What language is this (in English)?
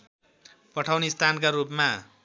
Nepali